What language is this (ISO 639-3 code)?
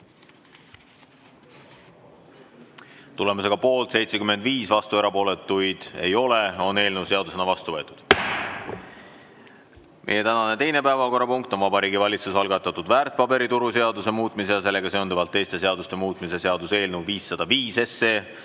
est